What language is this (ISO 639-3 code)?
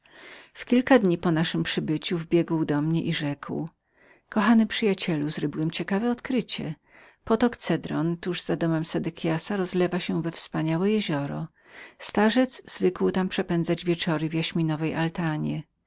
pol